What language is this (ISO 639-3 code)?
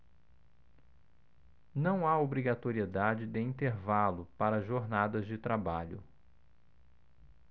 por